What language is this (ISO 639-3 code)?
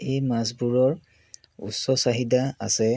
asm